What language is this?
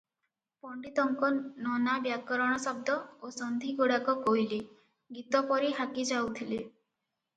Odia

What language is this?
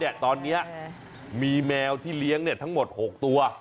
Thai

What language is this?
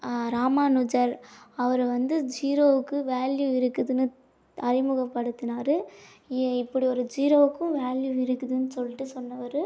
Tamil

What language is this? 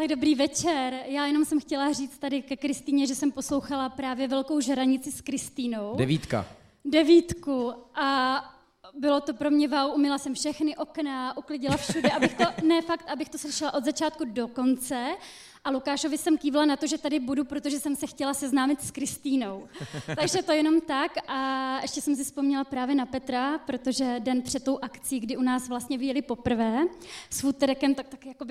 Czech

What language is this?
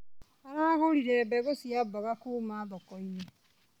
Kikuyu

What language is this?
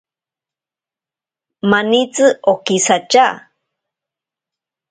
Ashéninka Perené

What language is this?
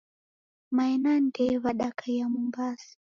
Taita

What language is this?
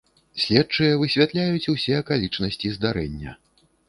Belarusian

